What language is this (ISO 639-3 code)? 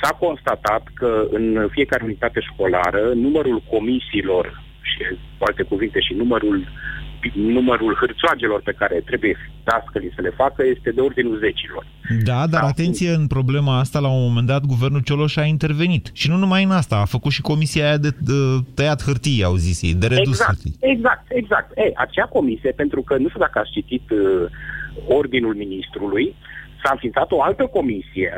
ron